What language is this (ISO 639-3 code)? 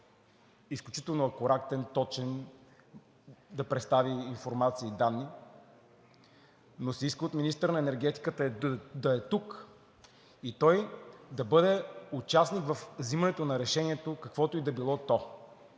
bul